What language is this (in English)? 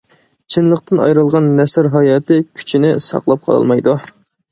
Uyghur